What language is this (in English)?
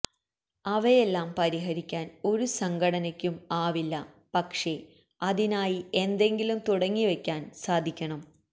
Malayalam